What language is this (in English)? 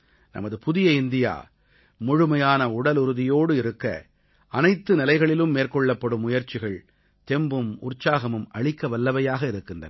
Tamil